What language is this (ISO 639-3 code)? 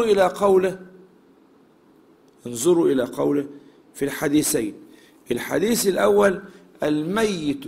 ara